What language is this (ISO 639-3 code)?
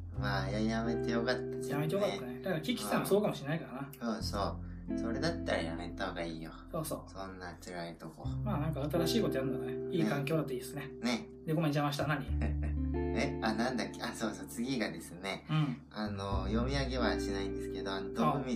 jpn